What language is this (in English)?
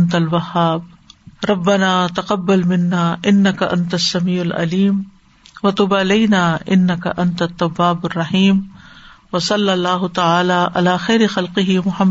Urdu